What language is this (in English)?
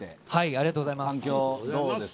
Japanese